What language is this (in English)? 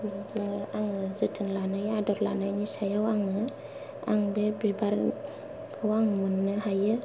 Bodo